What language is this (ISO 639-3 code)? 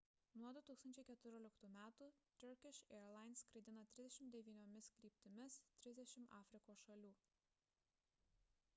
lit